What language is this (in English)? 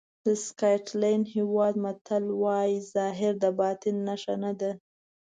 Pashto